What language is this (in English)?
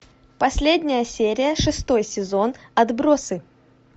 Russian